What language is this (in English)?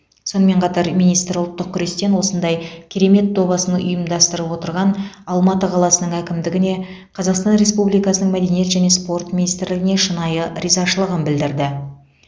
Kazakh